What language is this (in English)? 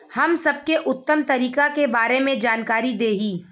Bhojpuri